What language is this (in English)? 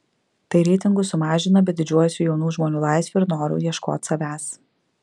Lithuanian